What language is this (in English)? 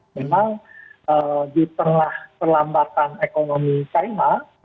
Indonesian